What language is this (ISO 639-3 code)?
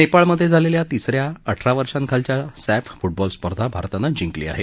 mar